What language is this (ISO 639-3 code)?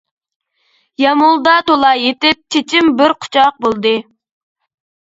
uig